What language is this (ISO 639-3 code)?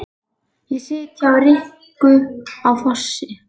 isl